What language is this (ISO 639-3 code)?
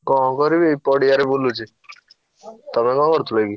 ori